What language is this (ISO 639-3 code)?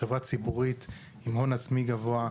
heb